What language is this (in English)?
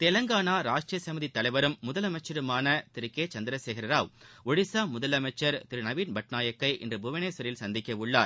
Tamil